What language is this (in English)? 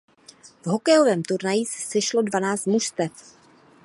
Czech